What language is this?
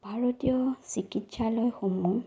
Assamese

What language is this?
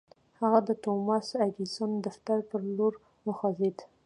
Pashto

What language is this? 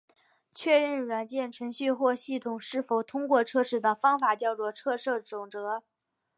Chinese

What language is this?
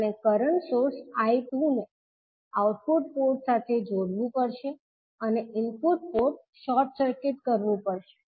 Gujarati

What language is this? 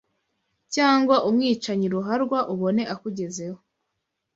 Kinyarwanda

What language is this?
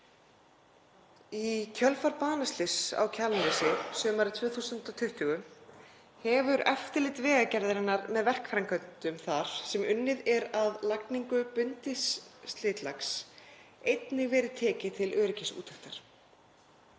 Icelandic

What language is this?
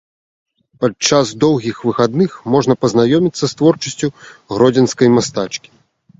Belarusian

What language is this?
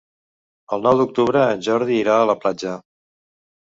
Catalan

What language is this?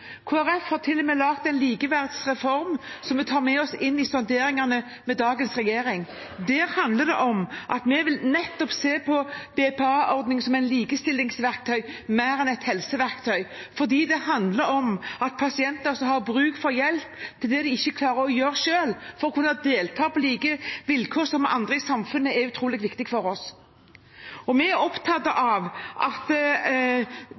Norwegian Bokmål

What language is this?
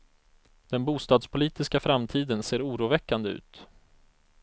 Swedish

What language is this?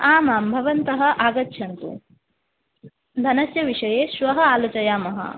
Sanskrit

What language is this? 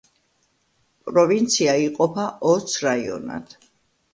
Georgian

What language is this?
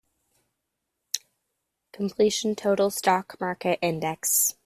English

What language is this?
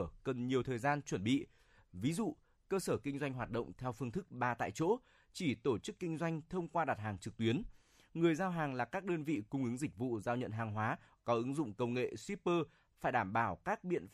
Vietnamese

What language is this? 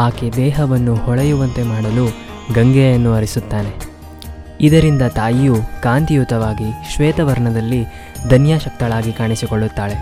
Kannada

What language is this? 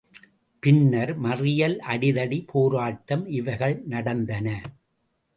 Tamil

